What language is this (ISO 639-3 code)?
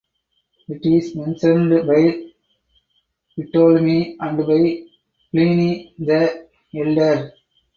eng